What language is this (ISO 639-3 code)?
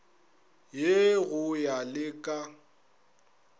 nso